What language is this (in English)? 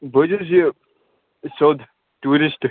Kashmiri